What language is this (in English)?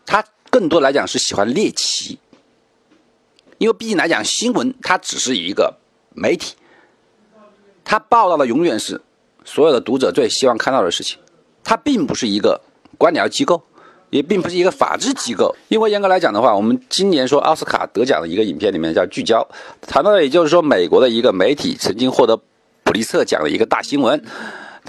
Chinese